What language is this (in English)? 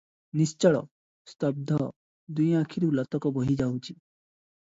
Odia